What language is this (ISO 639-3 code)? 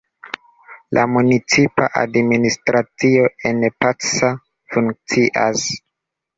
epo